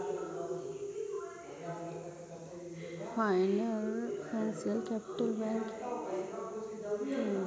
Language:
Magahi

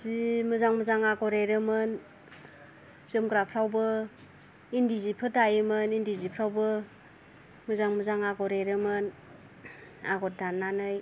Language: Bodo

